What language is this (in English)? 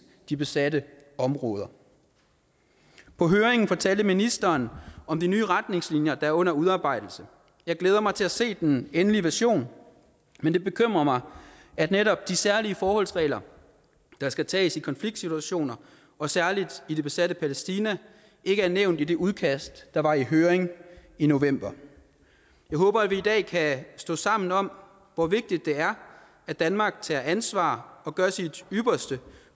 Danish